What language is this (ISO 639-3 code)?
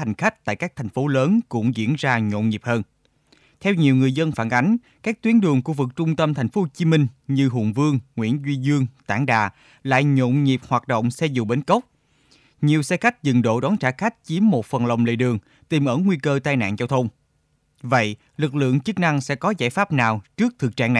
vie